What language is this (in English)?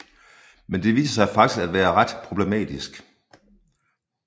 Danish